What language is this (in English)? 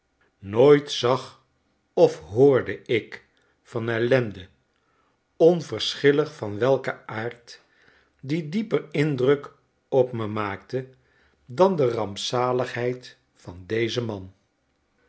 Dutch